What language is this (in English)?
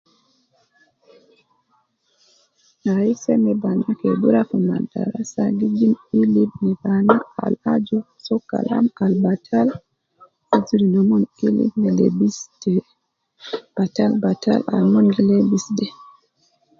Nubi